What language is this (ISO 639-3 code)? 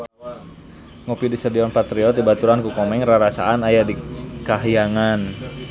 sun